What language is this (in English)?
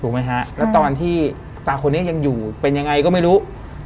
Thai